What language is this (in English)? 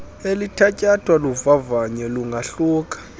Xhosa